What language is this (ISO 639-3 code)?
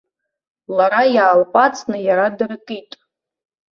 abk